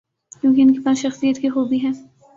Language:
Urdu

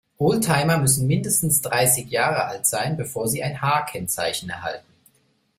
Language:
German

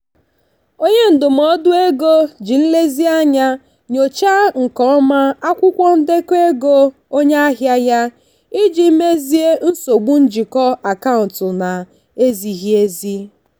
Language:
Igbo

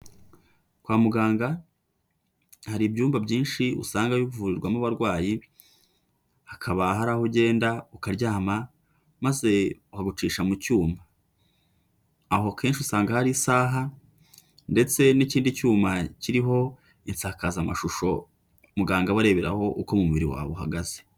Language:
Kinyarwanda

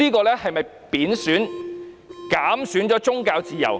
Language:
Cantonese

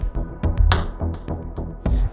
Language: Indonesian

